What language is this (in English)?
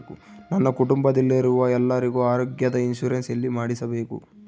Kannada